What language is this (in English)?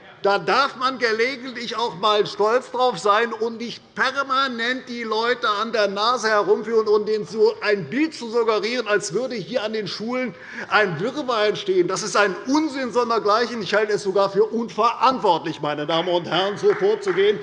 German